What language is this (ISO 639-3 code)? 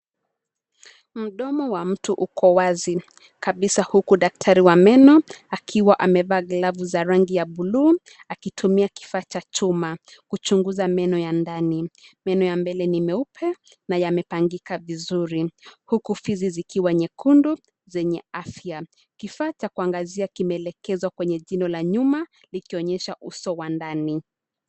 swa